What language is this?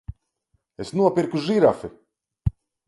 Latvian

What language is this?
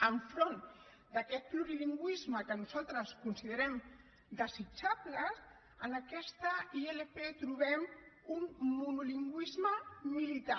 Catalan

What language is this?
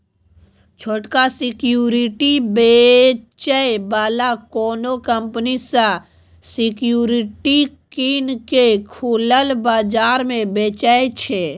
Maithili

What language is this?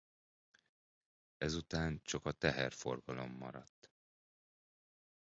Hungarian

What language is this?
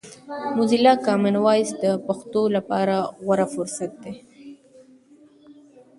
Pashto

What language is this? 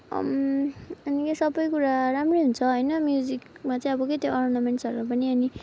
Nepali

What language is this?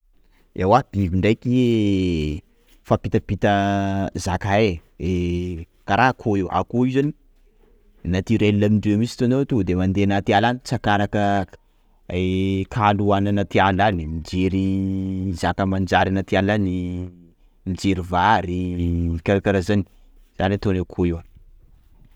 Sakalava Malagasy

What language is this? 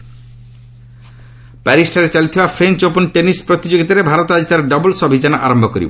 Odia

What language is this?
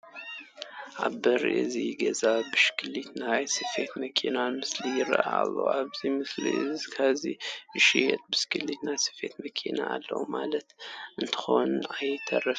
Tigrinya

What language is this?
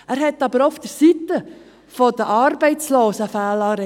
Swiss German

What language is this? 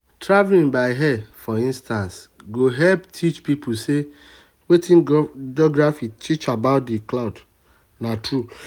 Nigerian Pidgin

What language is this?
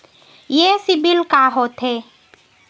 Chhattisgarhi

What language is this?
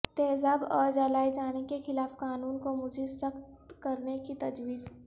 Urdu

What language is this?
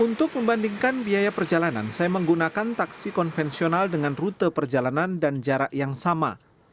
Indonesian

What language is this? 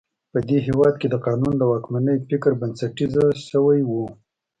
Pashto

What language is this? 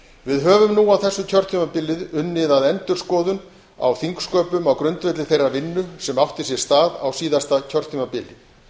Icelandic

